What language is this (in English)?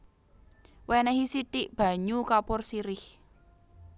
Javanese